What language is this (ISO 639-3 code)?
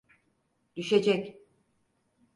tur